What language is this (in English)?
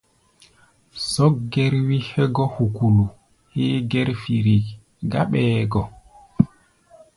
Gbaya